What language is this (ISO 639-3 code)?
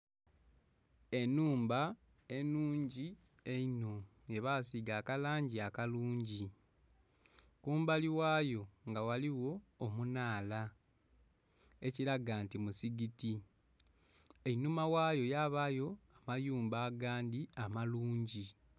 xog